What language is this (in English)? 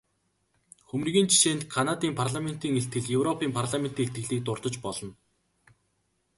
Mongolian